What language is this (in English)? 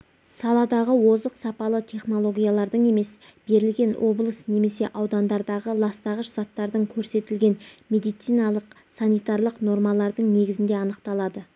Kazakh